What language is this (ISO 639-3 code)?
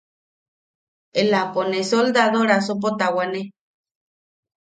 yaq